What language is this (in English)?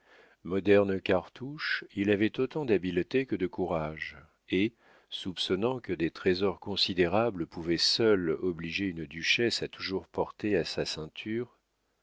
French